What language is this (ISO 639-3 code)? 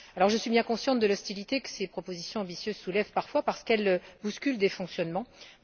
fra